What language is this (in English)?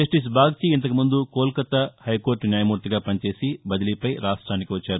Telugu